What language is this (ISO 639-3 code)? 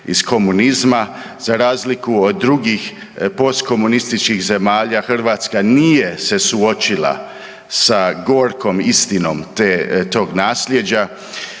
hrv